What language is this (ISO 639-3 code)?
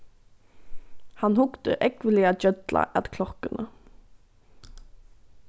fao